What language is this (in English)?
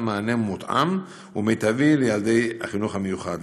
Hebrew